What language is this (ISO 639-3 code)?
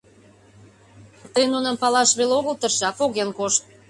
chm